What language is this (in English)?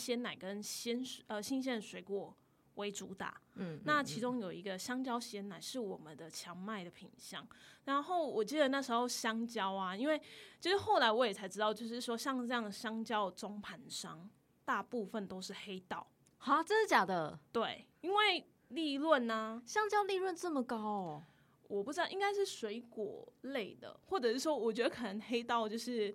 Chinese